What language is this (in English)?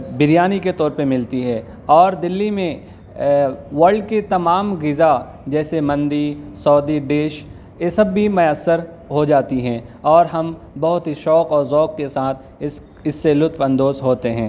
Urdu